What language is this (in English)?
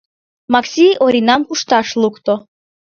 Mari